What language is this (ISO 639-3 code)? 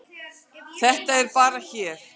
isl